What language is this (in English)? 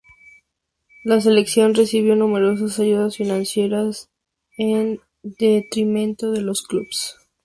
Spanish